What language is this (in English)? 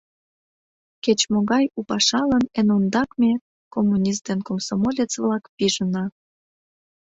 Mari